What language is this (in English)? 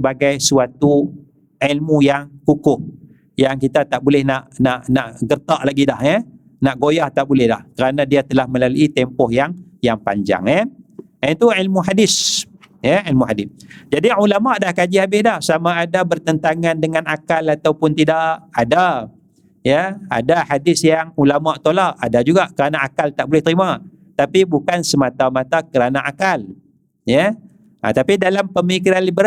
Malay